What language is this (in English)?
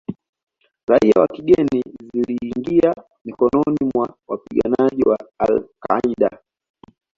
Swahili